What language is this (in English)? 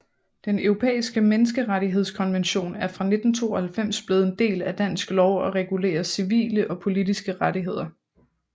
Danish